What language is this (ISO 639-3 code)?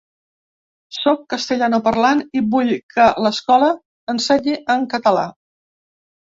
cat